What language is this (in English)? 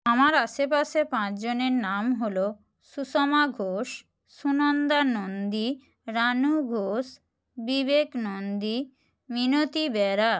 Bangla